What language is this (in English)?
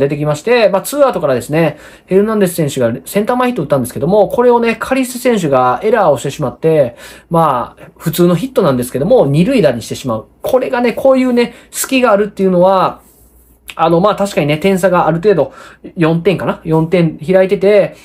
Japanese